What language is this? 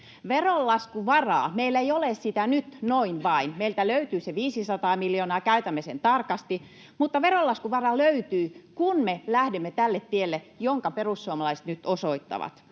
Finnish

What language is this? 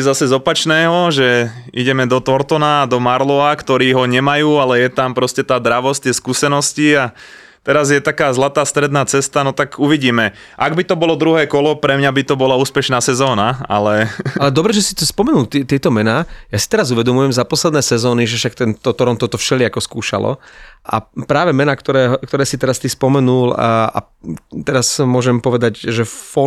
Slovak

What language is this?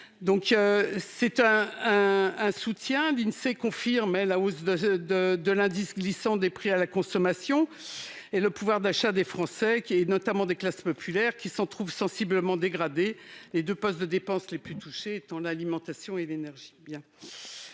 French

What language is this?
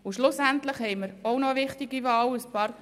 Swiss German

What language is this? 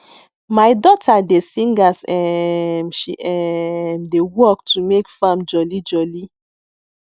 Nigerian Pidgin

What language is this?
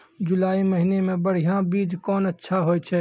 Maithili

